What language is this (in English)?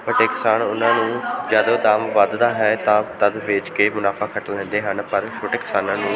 Punjabi